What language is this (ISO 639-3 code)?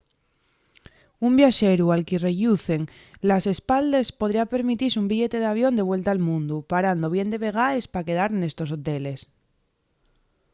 ast